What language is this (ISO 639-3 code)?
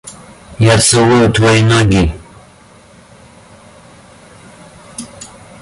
rus